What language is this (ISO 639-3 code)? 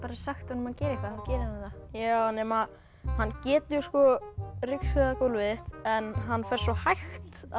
isl